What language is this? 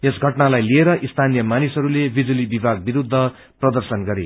Nepali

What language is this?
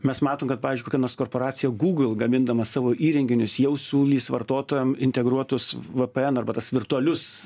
Lithuanian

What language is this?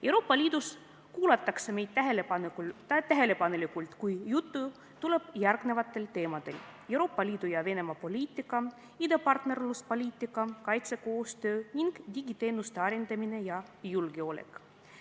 Estonian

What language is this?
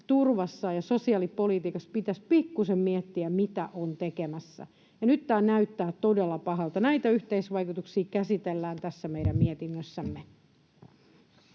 Finnish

